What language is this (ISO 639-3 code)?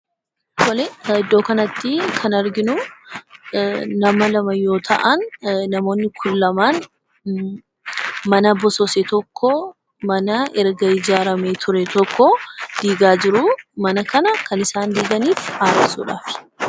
orm